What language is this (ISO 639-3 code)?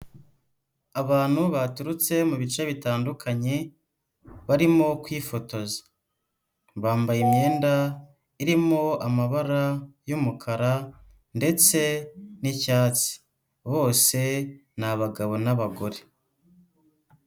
kin